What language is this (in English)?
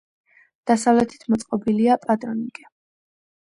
Georgian